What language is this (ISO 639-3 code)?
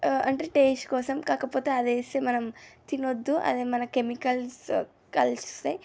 tel